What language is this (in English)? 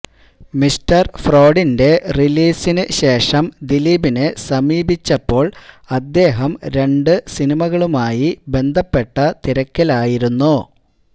Malayalam